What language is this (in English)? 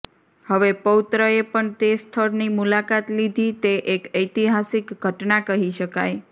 Gujarati